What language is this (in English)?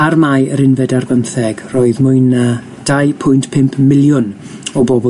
Welsh